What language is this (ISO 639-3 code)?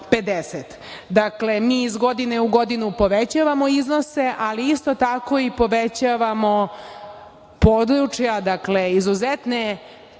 srp